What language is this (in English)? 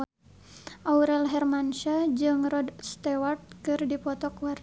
Sundanese